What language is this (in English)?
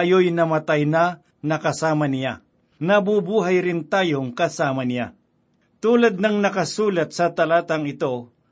Filipino